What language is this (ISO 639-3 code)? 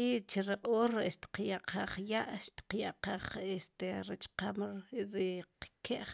qum